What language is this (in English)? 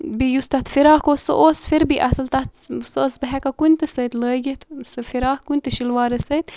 Kashmiri